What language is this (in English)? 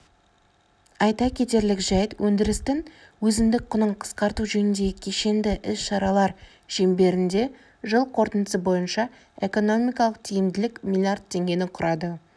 Kazakh